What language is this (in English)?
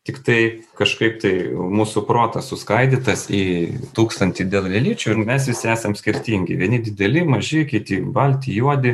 Lithuanian